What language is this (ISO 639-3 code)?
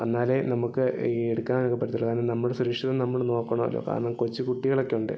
mal